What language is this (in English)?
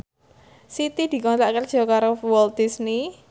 Javanese